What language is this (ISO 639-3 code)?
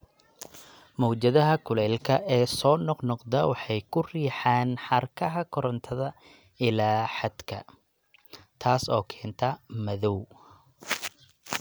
som